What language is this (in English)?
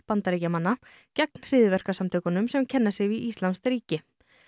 Icelandic